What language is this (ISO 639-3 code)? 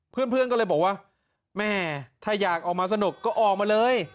tha